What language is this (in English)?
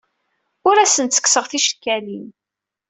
Kabyle